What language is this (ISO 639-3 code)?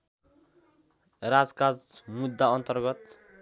nep